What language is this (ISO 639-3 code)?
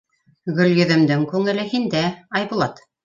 bak